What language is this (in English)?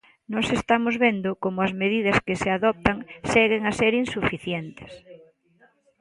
Galician